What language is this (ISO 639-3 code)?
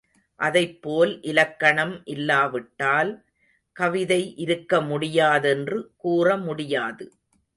tam